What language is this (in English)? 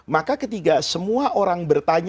Indonesian